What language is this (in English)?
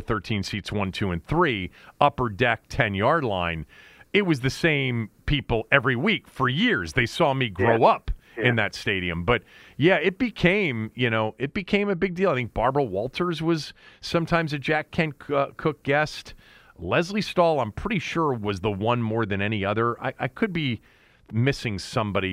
English